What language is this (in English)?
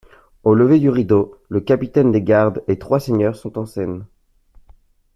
French